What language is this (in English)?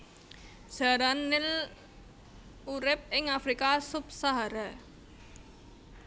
Javanese